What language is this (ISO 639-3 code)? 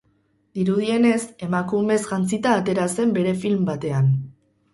eus